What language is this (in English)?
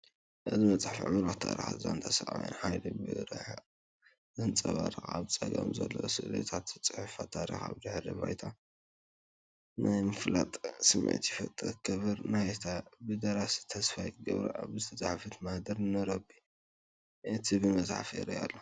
Tigrinya